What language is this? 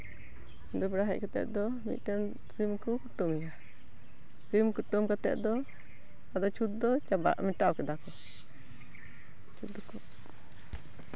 Santali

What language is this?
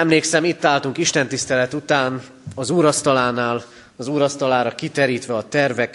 Hungarian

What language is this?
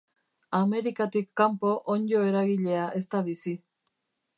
Basque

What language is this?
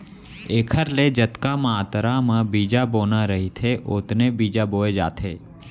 Chhattisgarhi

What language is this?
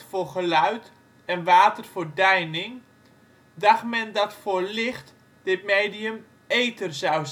Dutch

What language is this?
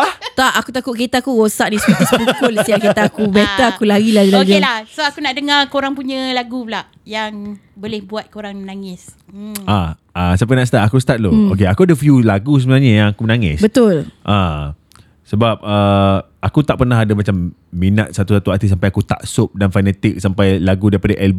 Malay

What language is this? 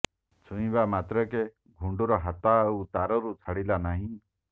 Odia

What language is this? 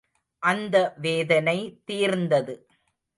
Tamil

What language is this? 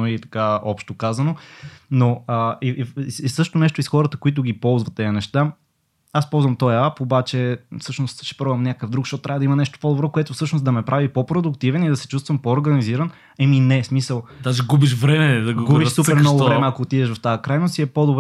Bulgarian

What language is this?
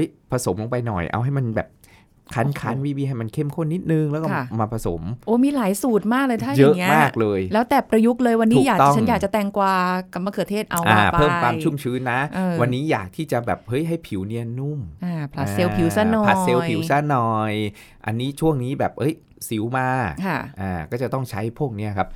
Thai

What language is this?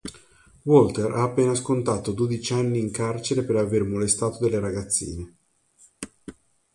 Italian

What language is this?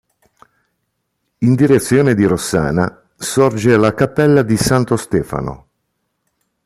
Italian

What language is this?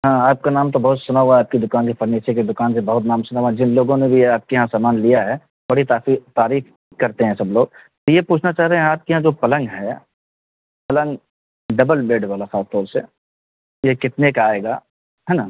Urdu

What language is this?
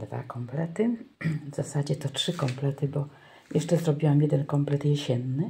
Polish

